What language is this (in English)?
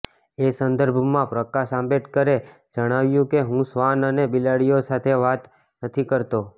Gujarati